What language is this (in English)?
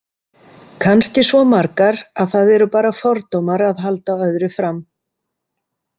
Icelandic